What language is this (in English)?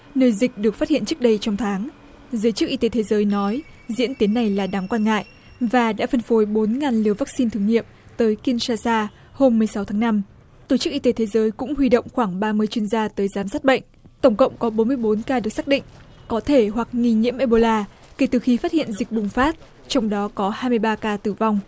Vietnamese